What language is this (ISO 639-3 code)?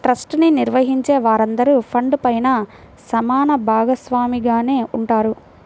tel